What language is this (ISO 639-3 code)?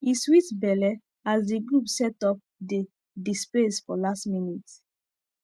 pcm